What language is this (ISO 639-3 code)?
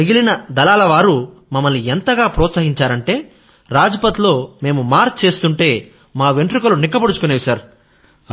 tel